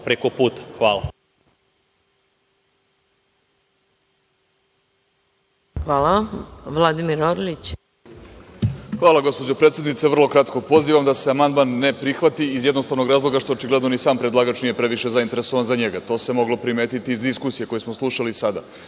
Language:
Serbian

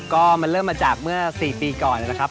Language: Thai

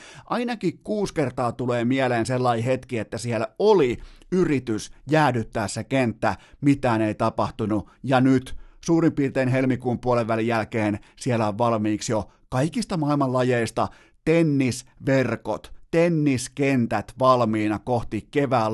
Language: Finnish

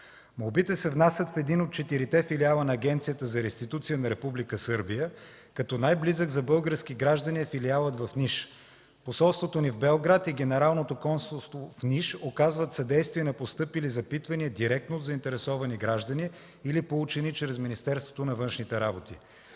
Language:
Bulgarian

